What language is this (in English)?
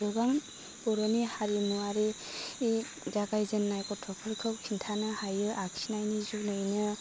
Bodo